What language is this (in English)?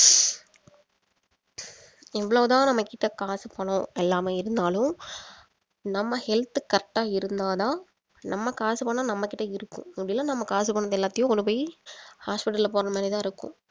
Tamil